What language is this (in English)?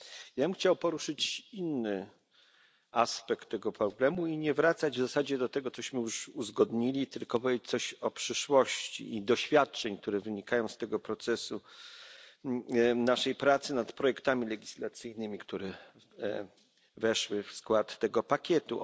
Polish